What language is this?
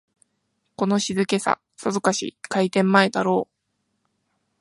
Japanese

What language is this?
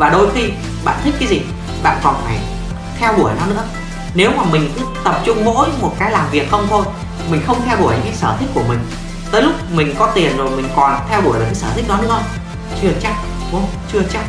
Vietnamese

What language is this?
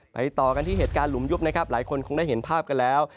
Thai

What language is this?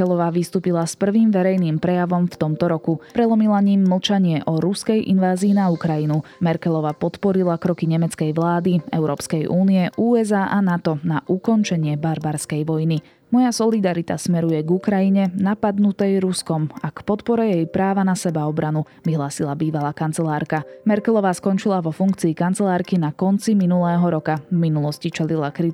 Slovak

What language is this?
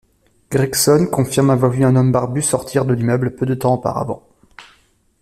French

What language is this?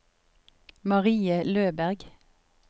Norwegian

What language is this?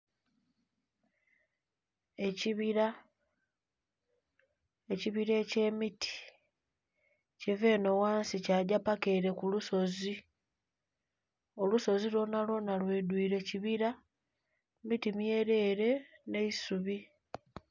Soga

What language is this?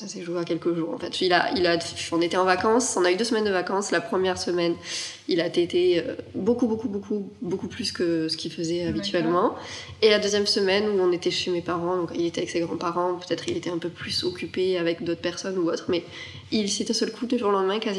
French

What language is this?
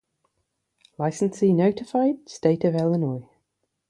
English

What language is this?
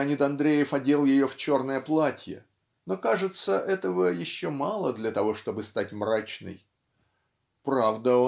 Russian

